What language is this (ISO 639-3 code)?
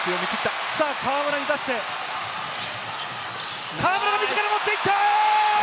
jpn